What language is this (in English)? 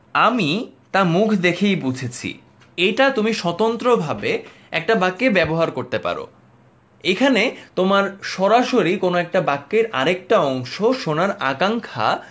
Bangla